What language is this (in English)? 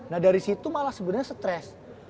Indonesian